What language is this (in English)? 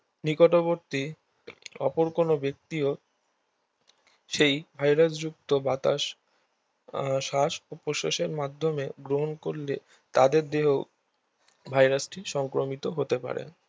Bangla